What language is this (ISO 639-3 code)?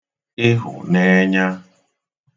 ibo